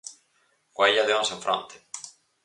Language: Galician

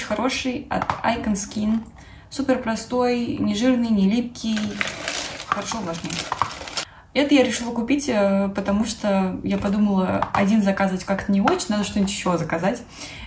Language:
Russian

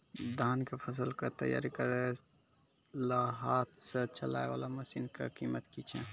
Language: Maithili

